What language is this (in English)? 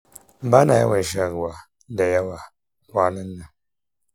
Hausa